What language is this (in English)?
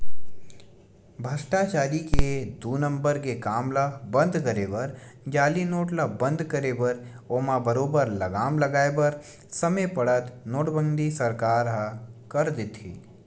Chhattisgarhi